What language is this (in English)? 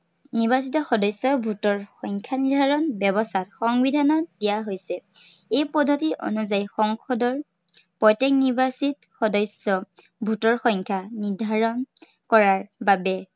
Assamese